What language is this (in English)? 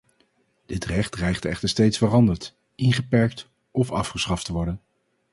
Dutch